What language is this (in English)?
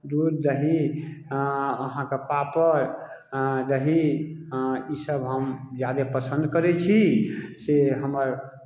Maithili